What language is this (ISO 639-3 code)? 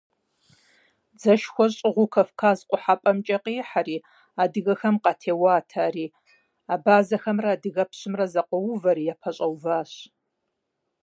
kbd